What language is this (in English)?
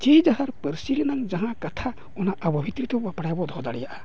Santali